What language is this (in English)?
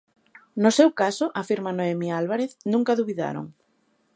Galician